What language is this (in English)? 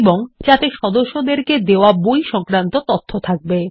Bangla